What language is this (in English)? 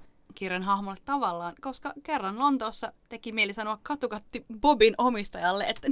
Finnish